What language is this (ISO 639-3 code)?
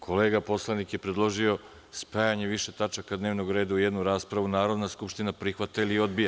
srp